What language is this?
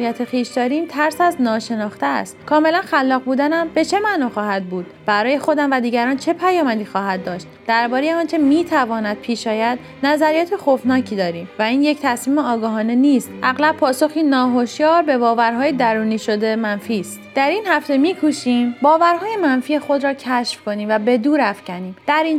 Persian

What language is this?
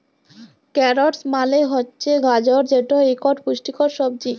Bangla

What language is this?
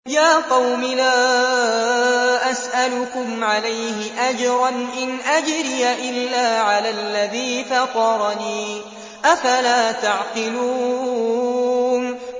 Arabic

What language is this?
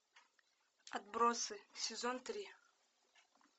Russian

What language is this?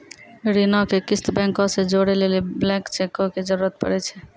Maithili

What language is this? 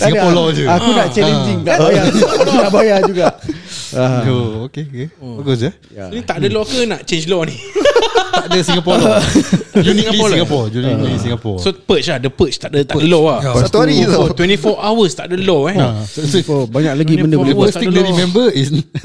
Malay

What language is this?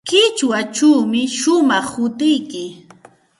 Santa Ana de Tusi Pasco Quechua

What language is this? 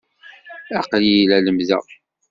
Kabyle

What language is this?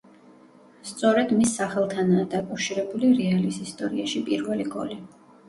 Georgian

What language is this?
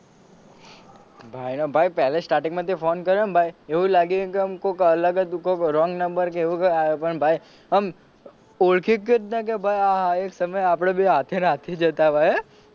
Gujarati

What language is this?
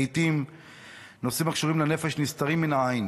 Hebrew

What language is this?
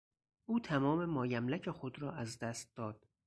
Persian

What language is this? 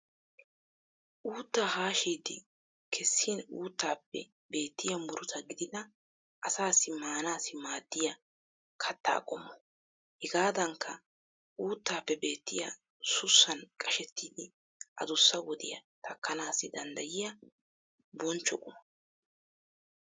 Wolaytta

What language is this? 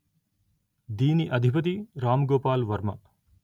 Telugu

